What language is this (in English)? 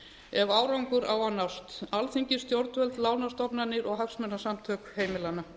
Icelandic